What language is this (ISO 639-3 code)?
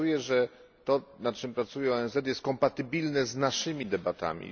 pol